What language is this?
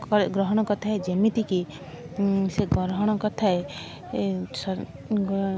Odia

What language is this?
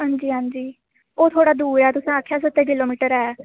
Dogri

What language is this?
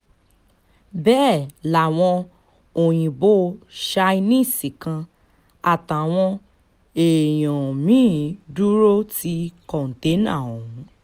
Yoruba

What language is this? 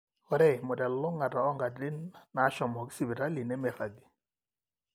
Masai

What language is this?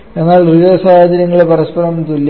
Malayalam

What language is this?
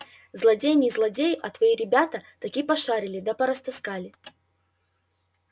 Russian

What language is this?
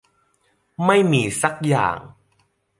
Thai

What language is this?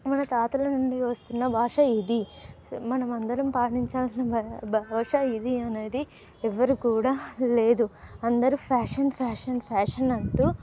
Telugu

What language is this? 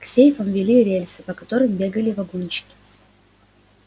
Russian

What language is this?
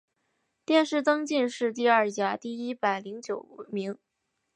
Chinese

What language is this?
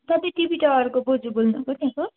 Nepali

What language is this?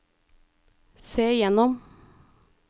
Norwegian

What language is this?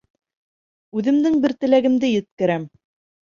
Bashkir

